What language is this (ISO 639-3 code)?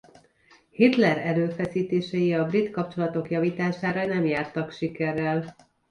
hun